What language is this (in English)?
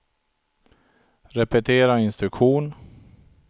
Swedish